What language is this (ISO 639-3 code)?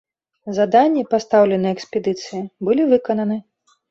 bel